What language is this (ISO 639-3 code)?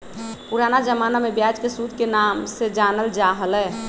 mag